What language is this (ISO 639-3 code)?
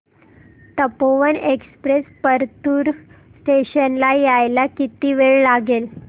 mar